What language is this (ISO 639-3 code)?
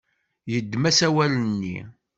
kab